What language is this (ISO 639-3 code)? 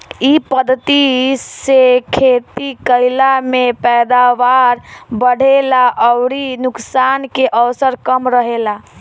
bho